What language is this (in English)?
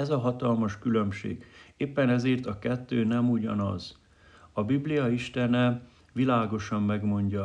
Hungarian